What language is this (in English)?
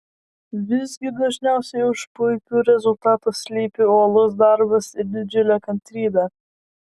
Lithuanian